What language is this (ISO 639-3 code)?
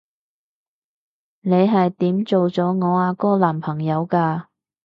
yue